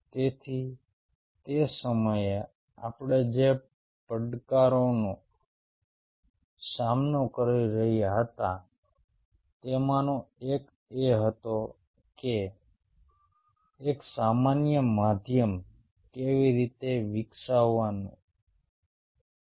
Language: Gujarati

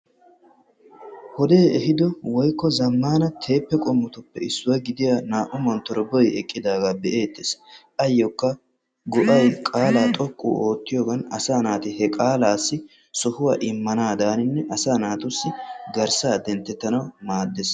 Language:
Wolaytta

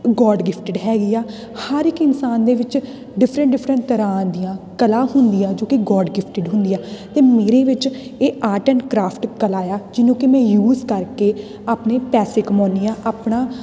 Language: Punjabi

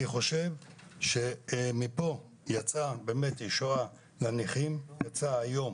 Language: Hebrew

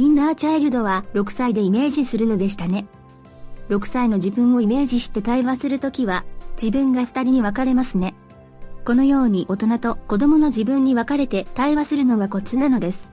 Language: Japanese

